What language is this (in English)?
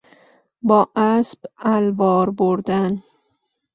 Persian